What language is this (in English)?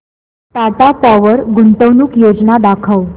Marathi